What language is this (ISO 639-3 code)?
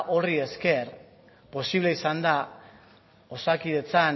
eus